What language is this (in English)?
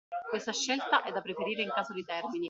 Italian